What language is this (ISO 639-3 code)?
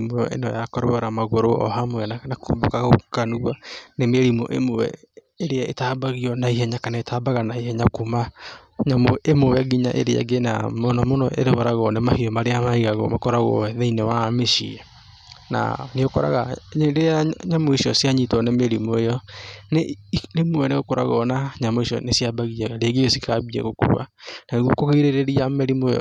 kik